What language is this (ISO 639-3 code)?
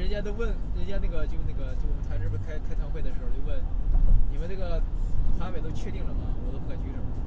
zho